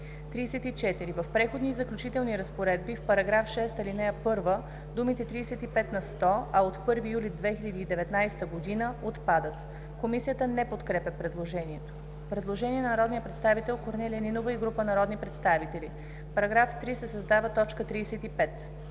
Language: Bulgarian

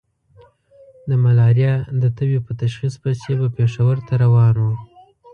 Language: Pashto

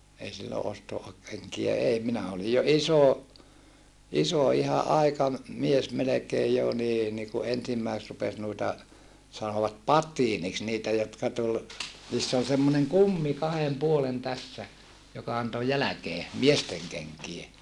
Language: Finnish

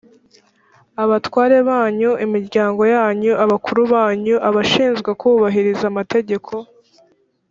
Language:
Kinyarwanda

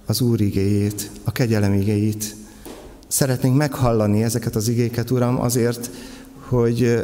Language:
Hungarian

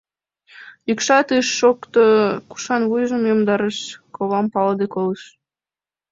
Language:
Mari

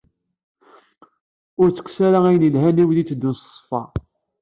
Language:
Kabyle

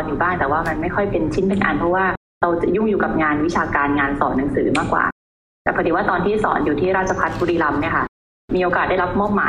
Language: Thai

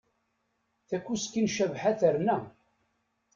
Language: Kabyle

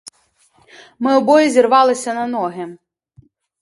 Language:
Ukrainian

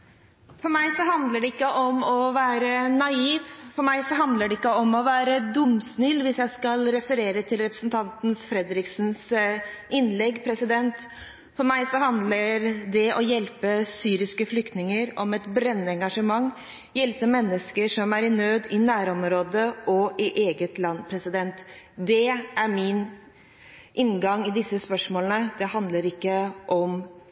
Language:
Norwegian Bokmål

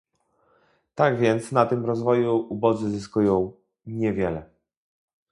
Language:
Polish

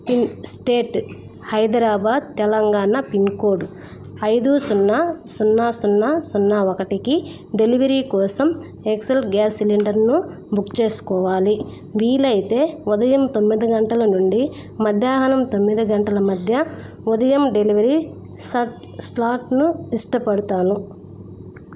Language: Telugu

